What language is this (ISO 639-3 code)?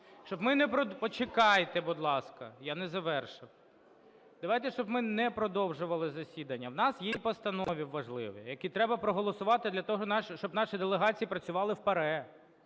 ukr